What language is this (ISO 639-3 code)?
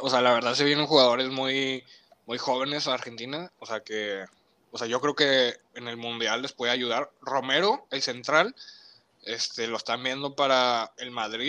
spa